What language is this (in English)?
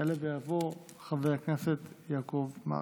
Hebrew